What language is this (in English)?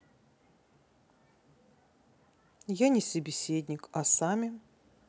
Russian